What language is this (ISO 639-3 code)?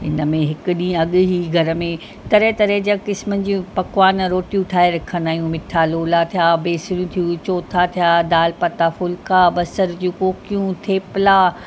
snd